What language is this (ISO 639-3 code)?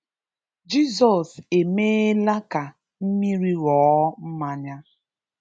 ibo